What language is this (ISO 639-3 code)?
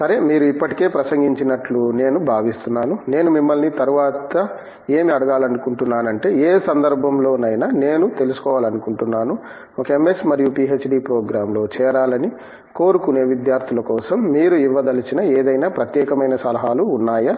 tel